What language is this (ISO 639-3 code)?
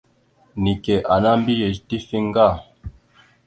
mxu